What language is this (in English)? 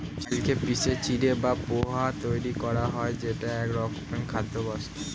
Bangla